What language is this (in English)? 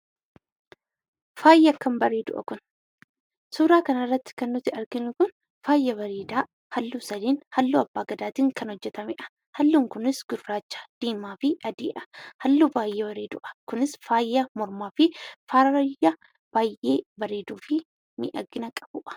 Oromo